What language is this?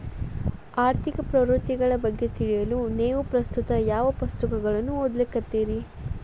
Kannada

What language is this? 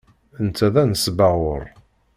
Kabyle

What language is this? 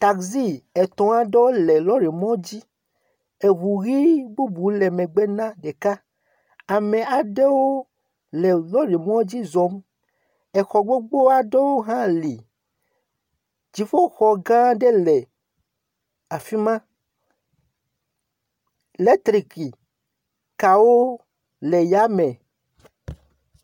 Ewe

